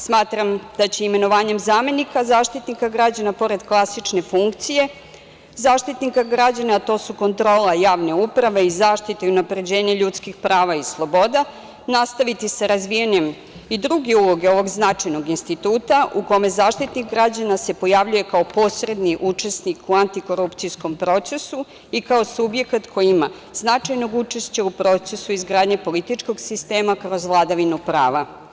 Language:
Serbian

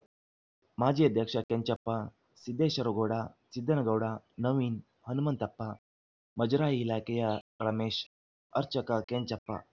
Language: Kannada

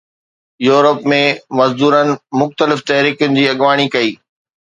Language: Sindhi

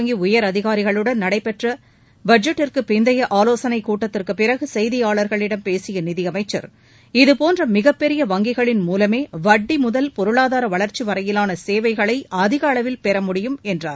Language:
Tamil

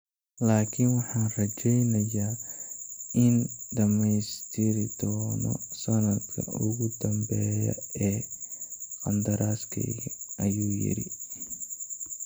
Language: Somali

